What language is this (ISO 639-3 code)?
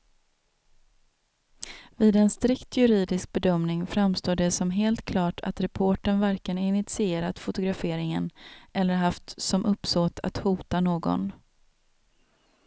swe